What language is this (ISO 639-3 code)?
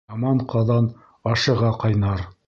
bak